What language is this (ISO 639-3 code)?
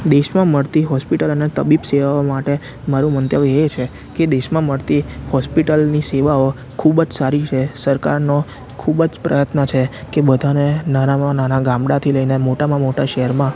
guj